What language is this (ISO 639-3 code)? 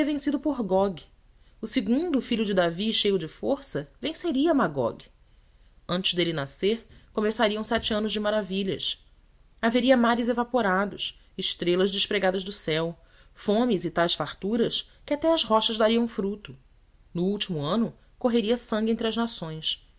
por